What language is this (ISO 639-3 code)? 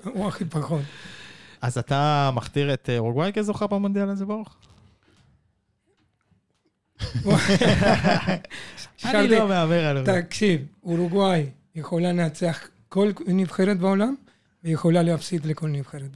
heb